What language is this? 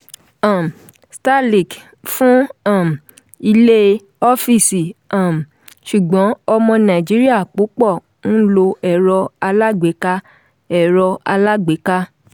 Yoruba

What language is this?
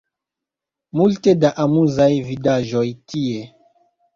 Esperanto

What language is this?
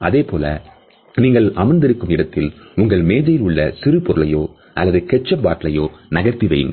Tamil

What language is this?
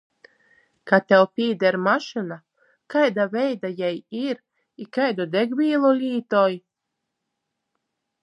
Latgalian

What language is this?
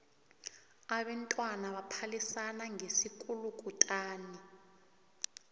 South Ndebele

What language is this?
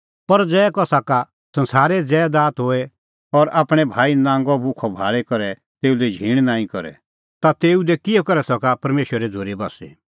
Kullu Pahari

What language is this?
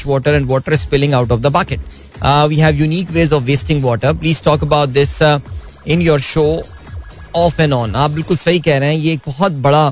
Hindi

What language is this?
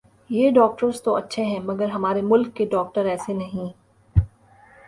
Urdu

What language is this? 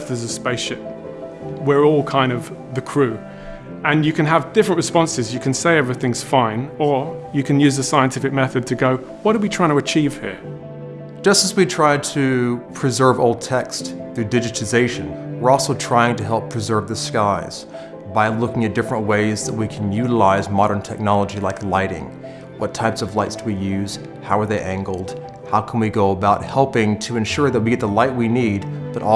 English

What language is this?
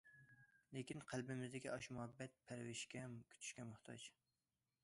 Uyghur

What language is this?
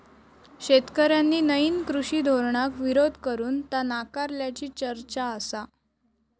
Marathi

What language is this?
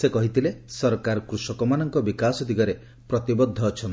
Odia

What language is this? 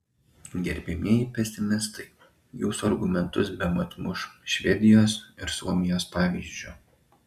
Lithuanian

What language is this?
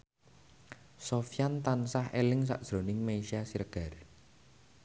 Javanese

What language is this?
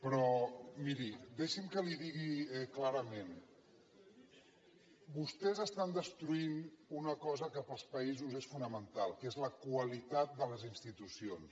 Catalan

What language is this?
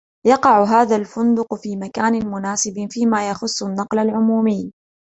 Arabic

